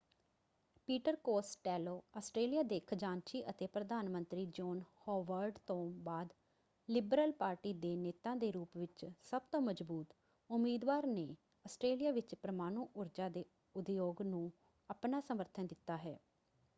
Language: Punjabi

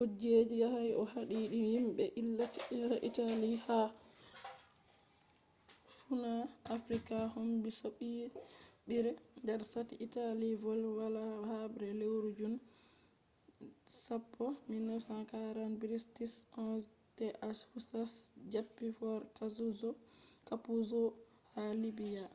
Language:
Fula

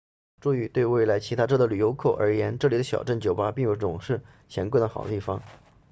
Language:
Chinese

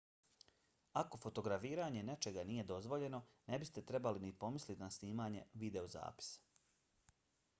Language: Bosnian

